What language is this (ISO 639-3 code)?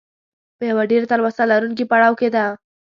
pus